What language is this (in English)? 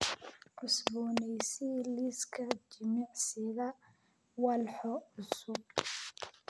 Somali